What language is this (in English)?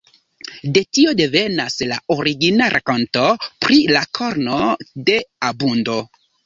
Esperanto